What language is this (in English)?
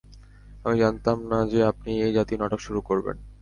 Bangla